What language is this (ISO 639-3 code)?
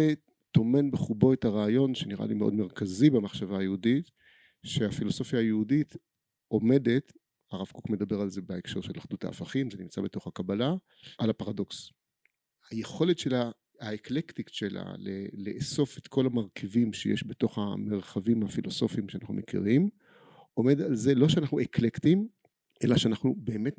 heb